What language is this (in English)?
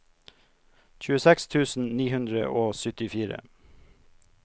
Norwegian